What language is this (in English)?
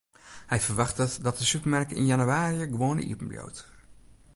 Western Frisian